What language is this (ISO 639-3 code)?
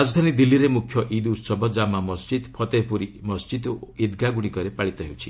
ori